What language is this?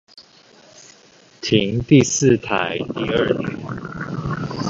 Chinese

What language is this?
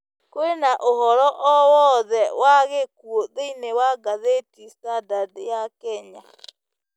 Kikuyu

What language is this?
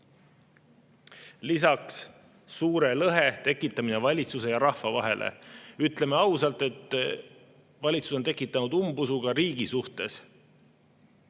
Estonian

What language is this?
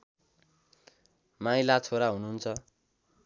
Nepali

